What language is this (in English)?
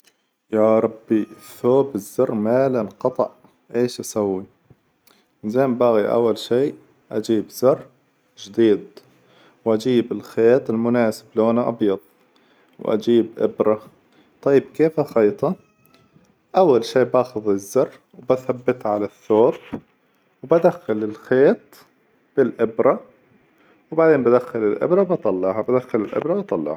Hijazi Arabic